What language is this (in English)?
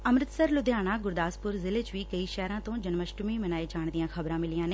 Punjabi